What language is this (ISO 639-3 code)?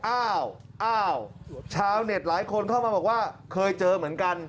tha